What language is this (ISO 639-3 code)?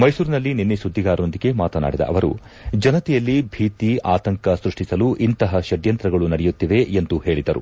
kan